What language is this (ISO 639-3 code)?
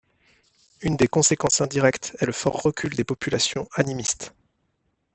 fra